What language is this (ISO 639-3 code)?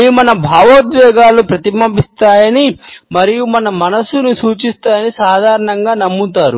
tel